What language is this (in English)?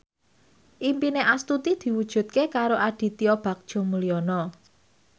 Javanese